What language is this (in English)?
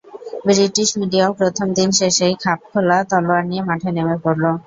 Bangla